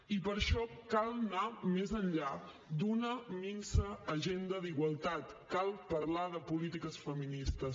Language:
Catalan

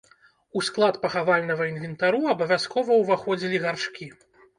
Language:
Belarusian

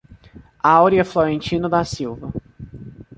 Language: Portuguese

